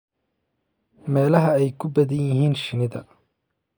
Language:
Somali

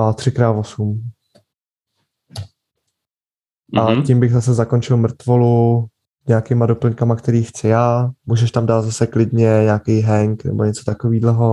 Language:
Czech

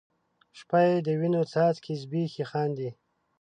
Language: Pashto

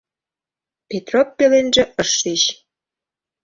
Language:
Mari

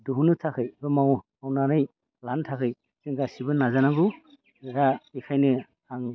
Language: Bodo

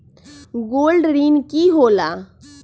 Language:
Magahi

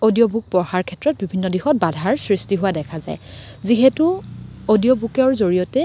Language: Assamese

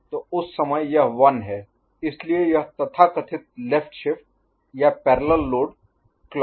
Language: Hindi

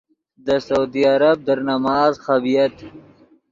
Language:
Yidgha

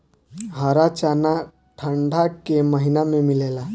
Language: Bhojpuri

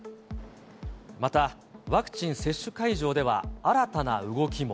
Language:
Japanese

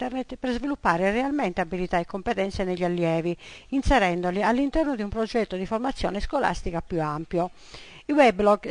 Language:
Italian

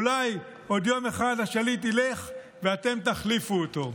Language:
Hebrew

